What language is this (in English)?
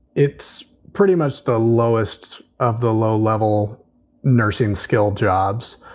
English